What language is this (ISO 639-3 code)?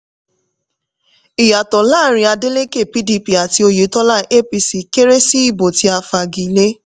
yor